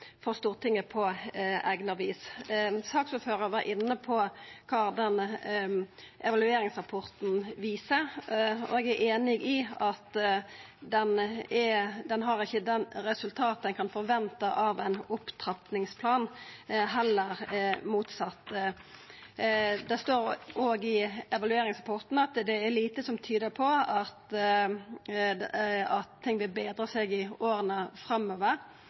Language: Norwegian Nynorsk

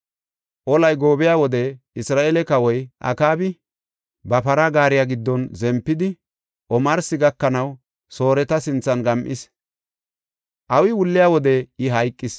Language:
Gofa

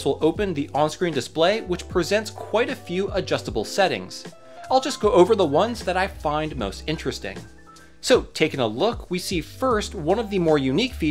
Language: English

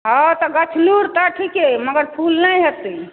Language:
Maithili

